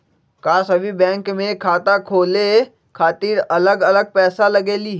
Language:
Magahi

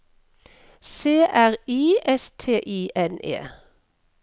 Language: Norwegian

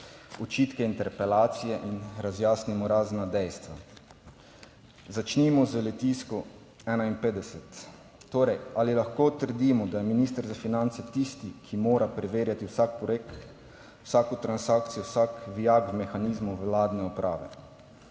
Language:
Slovenian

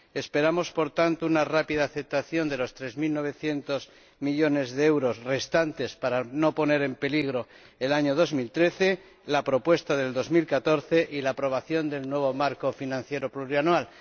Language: Spanish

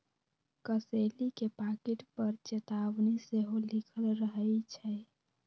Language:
Magahi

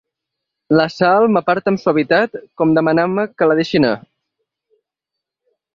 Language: Catalan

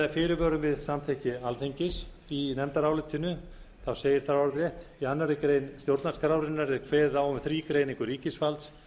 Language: Icelandic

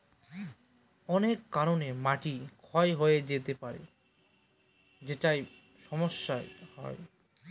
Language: Bangla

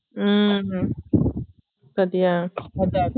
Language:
Tamil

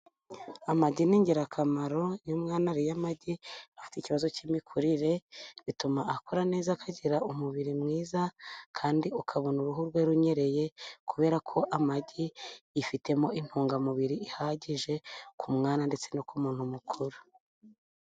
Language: Kinyarwanda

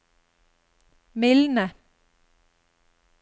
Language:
Norwegian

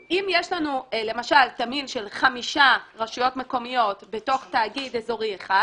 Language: Hebrew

